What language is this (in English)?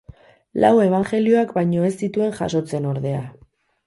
Basque